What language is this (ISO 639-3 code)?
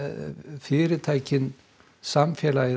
isl